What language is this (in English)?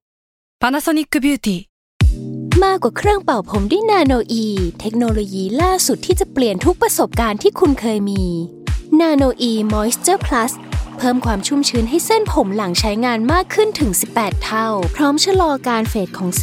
Thai